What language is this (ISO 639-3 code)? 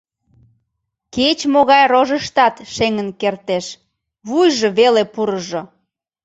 chm